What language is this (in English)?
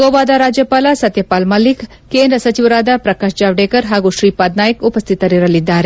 Kannada